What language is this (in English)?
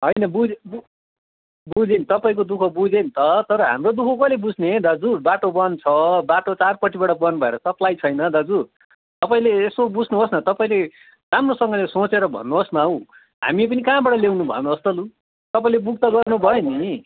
Nepali